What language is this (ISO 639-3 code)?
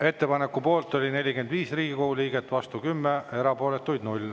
est